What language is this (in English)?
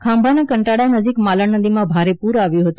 Gujarati